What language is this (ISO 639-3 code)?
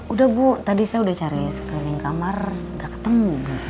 ind